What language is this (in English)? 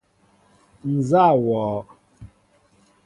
Mbo (Cameroon)